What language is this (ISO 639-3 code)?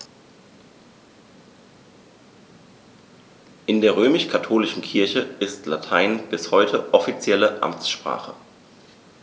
deu